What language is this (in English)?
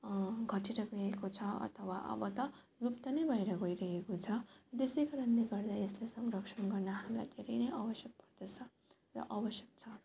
Nepali